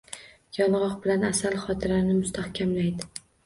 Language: Uzbek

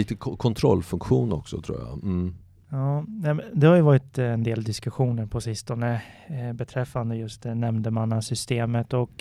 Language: Swedish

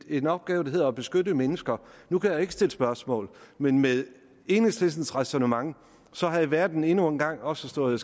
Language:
Danish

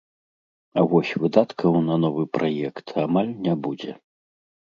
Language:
Belarusian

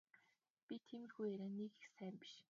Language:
Mongolian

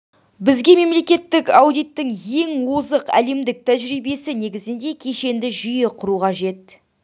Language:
Kazakh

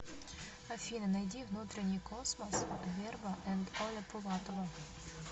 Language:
Russian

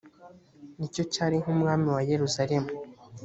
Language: Kinyarwanda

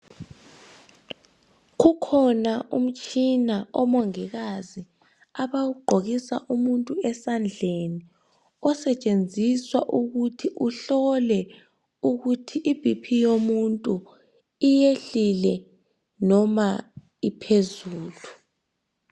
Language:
North Ndebele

